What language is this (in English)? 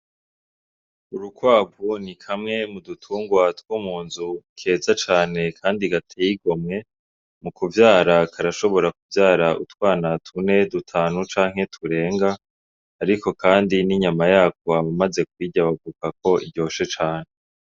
Rundi